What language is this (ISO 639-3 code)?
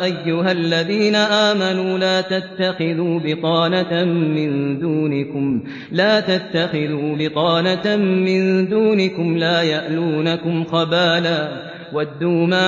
ara